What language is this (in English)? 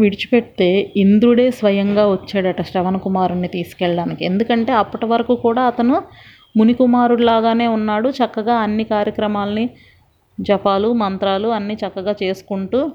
Telugu